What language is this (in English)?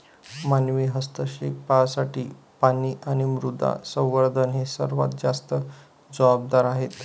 Marathi